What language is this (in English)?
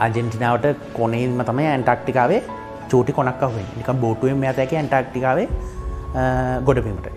Indonesian